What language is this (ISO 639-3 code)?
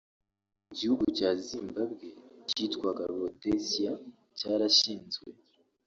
kin